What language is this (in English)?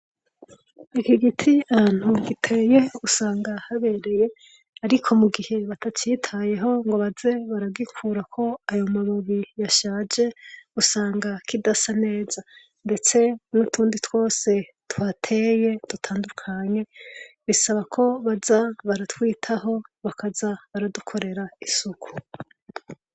Rundi